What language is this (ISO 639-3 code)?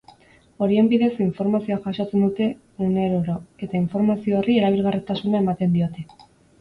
eus